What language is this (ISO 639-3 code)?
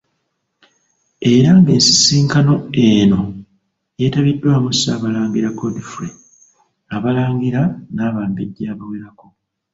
lug